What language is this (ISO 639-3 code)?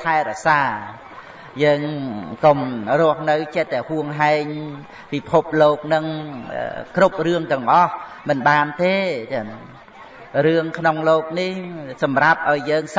vie